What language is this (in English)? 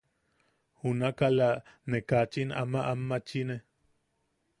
Yaqui